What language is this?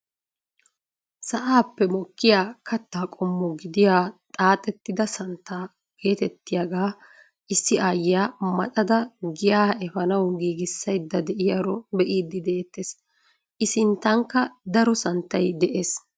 Wolaytta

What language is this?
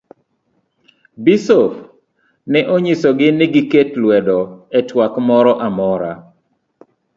Luo (Kenya and Tanzania)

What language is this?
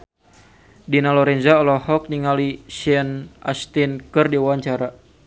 Sundanese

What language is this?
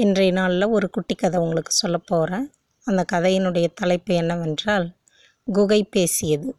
Tamil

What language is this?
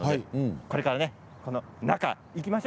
Japanese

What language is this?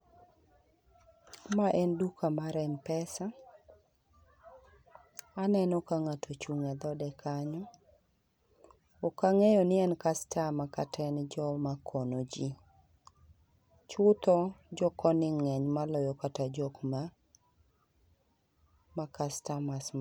Luo (Kenya and Tanzania)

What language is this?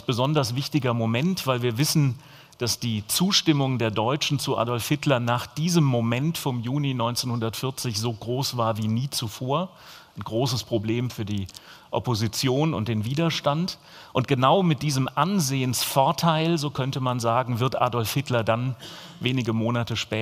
German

